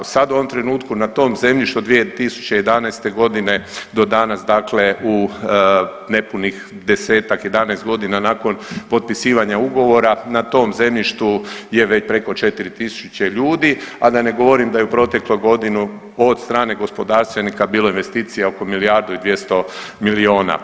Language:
Croatian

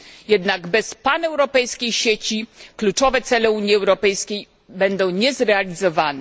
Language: Polish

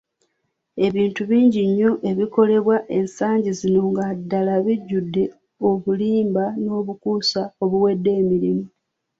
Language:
Ganda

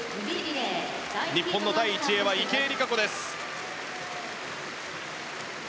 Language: Japanese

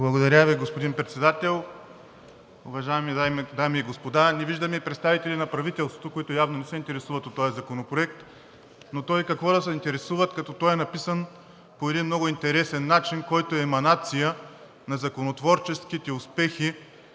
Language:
Bulgarian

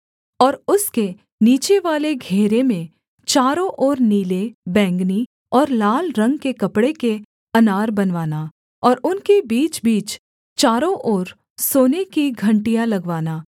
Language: Hindi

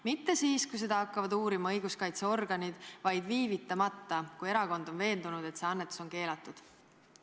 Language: Estonian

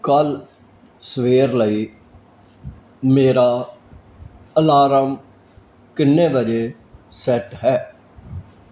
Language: Punjabi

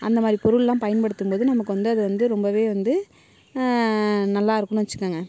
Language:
Tamil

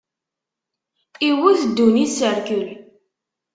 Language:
Kabyle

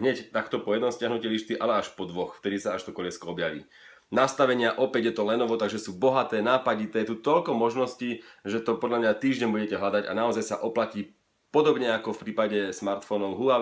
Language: Slovak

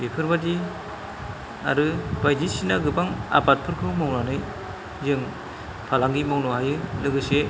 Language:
Bodo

